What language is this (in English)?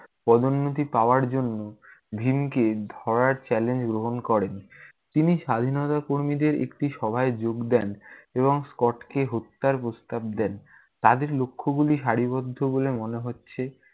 Bangla